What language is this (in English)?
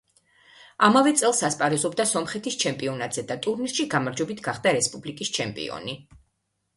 Georgian